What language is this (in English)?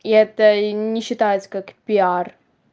Russian